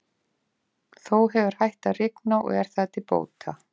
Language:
Icelandic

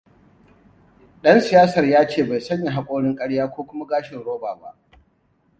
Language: Hausa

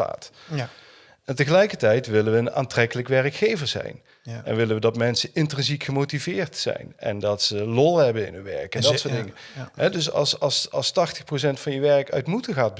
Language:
Dutch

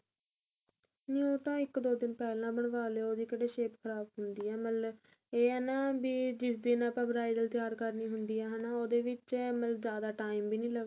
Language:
Punjabi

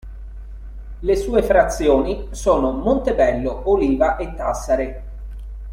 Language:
Italian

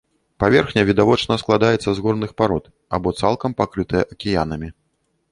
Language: Belarusian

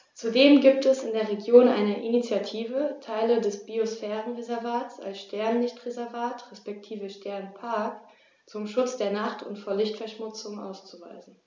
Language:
German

